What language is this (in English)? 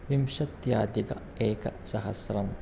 Sanskrit